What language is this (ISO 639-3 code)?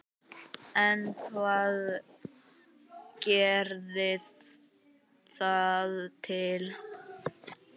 isl